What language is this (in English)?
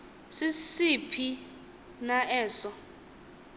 Xhosa